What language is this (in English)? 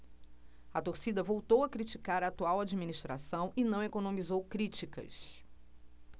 Portuguese